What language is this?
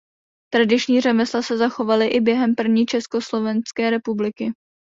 Czech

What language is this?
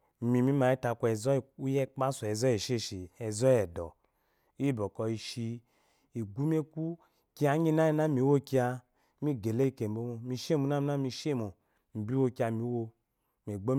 Eloyi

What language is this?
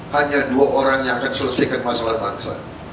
Indonesian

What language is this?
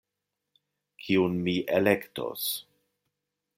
Esperanto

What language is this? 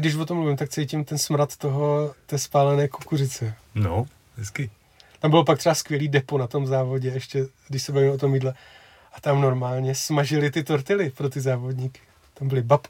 Czech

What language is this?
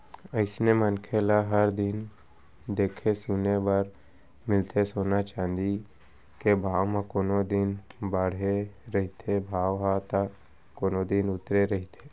Chhattisgarhi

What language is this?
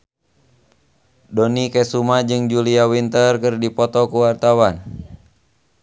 Sundanese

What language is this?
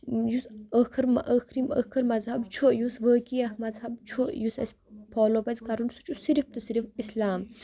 Kashmiri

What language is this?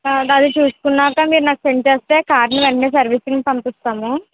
Telugu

